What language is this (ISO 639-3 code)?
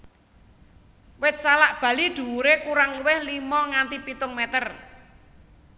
jav